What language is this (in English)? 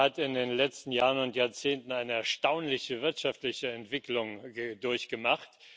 German